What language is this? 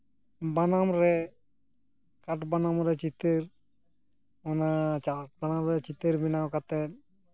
Santali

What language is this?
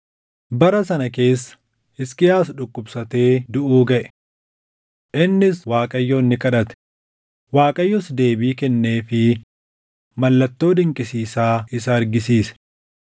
Oromo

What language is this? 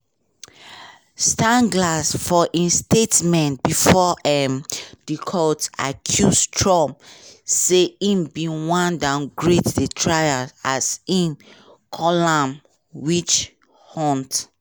Nigerian Pidgin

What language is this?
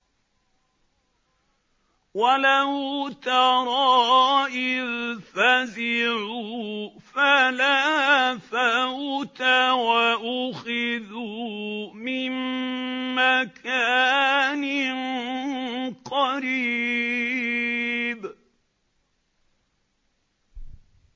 Arabic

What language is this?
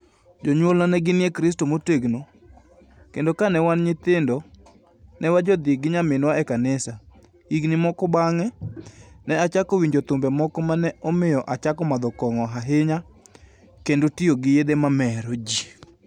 Luo (Kenya and Tanzania)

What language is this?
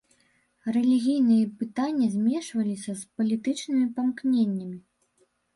Belarusian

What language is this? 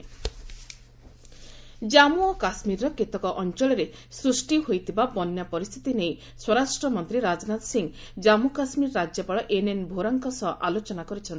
Odia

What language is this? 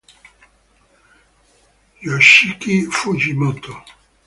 Spanish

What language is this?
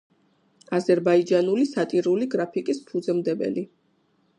Georgian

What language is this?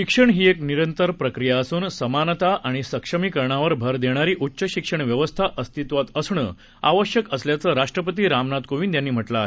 Marathi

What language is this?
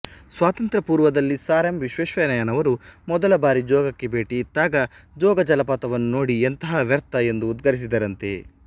Kannada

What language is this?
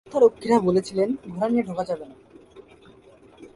Bangla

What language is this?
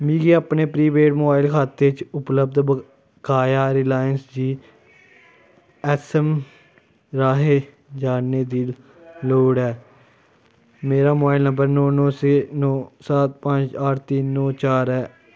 Dogri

